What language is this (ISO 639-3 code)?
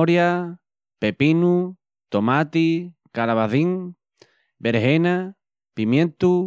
ext